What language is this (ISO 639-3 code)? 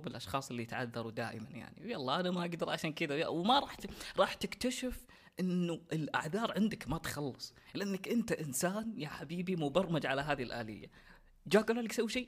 ara